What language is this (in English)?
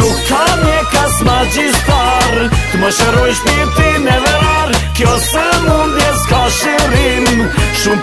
Romanian